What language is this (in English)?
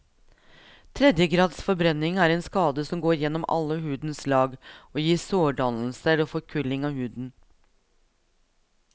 Norwegian